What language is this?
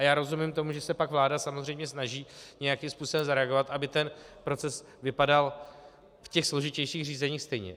Czech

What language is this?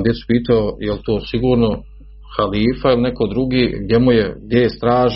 Croatian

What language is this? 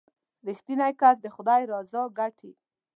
Pashto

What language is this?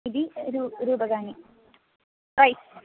Sanskrit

